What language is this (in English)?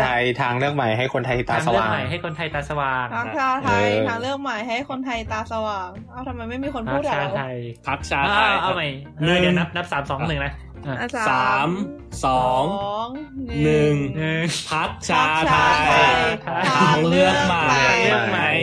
Thai